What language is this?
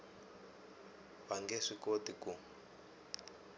Tsonga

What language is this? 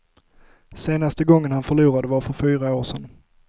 Swedish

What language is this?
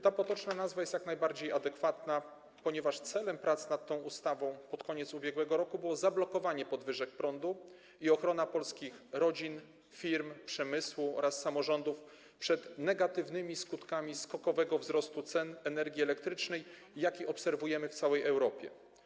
Polish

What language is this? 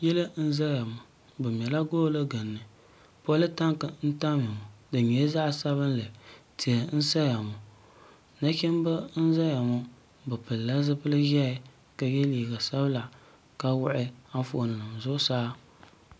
Dagbani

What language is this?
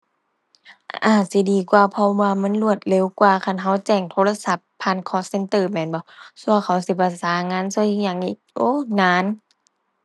Thai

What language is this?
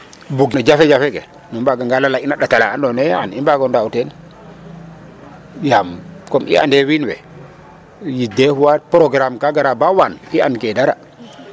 Serer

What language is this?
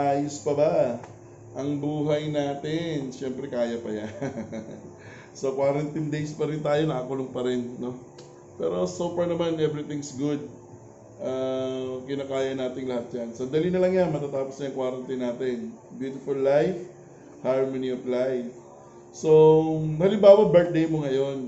Filipino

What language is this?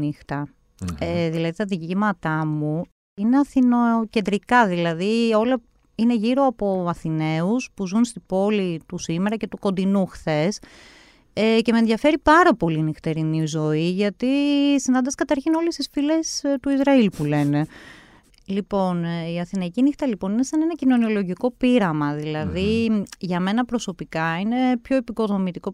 Greek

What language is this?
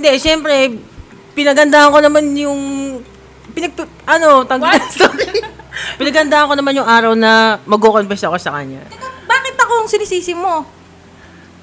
Filipino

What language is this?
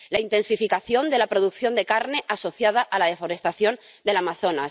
Spanish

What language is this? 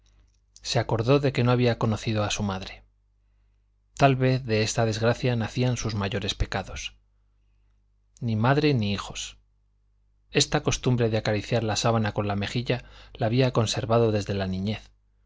Spanish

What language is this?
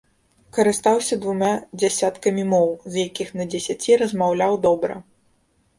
Belarusian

